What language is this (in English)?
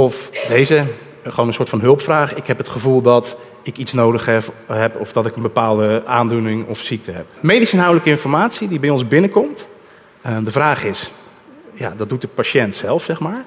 Dutch